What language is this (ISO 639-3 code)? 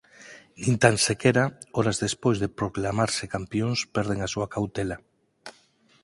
glg